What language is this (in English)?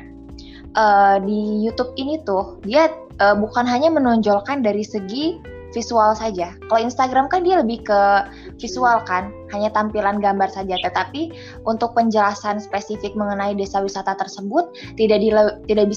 Indonesian